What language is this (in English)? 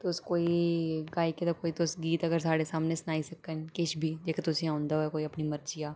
Dogri